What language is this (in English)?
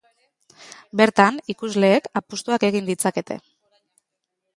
Basque